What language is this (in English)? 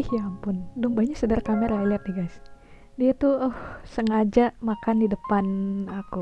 Indonesian